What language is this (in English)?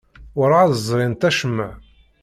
Kabyle